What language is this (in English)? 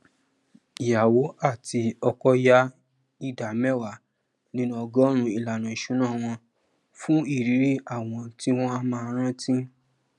Yoruba